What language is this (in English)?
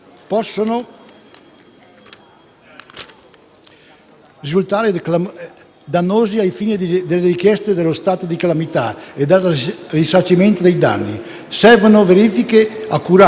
Italian